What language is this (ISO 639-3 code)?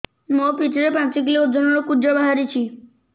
ori